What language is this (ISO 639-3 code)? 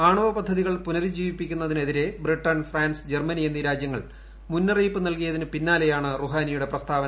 mal